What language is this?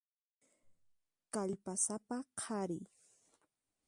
Puno Quechua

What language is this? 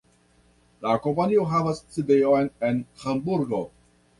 Esperanto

